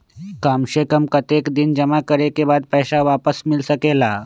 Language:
Magahi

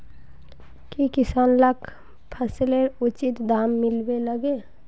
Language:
Magahi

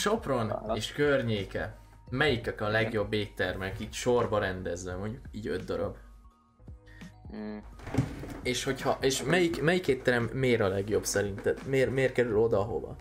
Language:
Hungarian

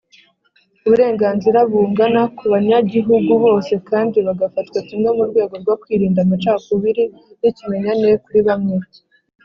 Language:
Kinyarwanda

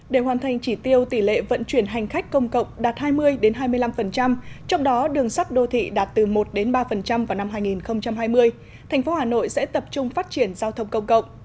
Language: Vietnamese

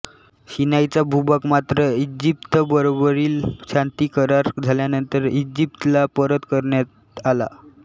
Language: Marathi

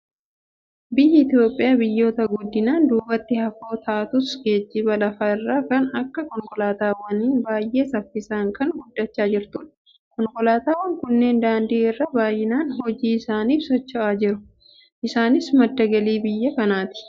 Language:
Oromo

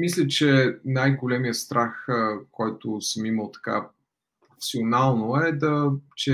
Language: Bulgarian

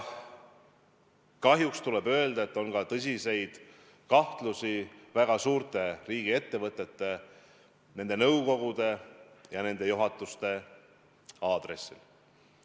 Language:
Estonian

